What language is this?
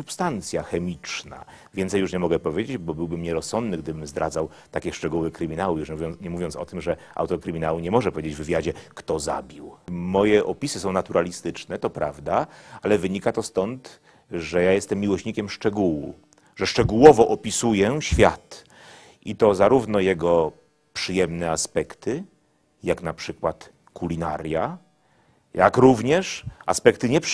Polish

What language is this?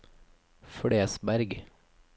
Norwegian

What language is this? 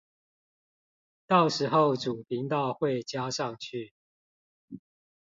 Chinese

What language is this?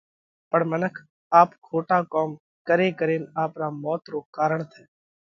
Parkari Koli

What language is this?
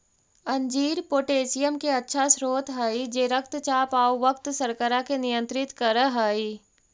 Magahi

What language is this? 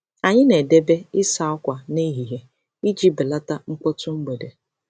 Igbo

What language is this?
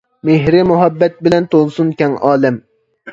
Uyghur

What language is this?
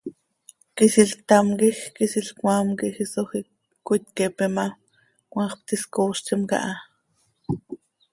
Seri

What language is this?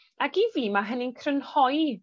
Welsh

